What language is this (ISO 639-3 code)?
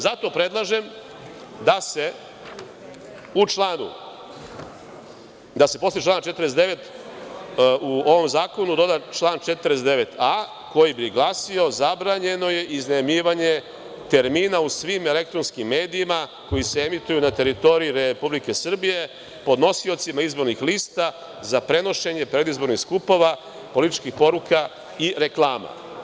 srp